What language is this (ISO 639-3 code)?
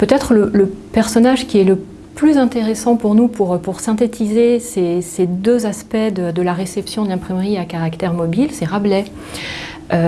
fra